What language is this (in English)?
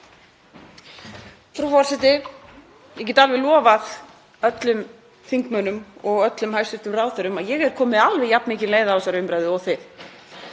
Icelandic